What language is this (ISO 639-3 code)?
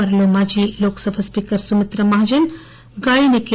tel